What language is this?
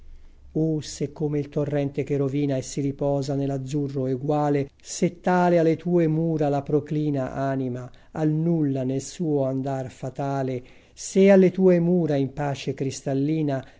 Italian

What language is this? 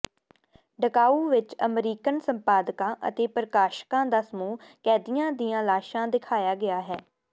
Punjabi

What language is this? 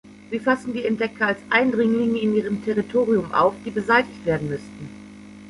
German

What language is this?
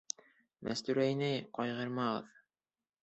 Bashkir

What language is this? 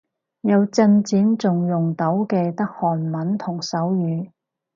Cantonese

